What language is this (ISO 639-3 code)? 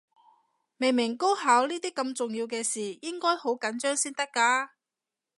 yue